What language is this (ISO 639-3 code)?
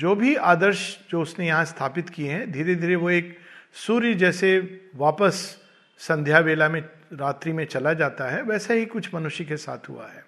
hin